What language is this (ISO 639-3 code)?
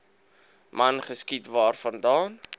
afr